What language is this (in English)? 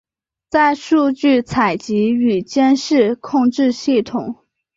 Chinese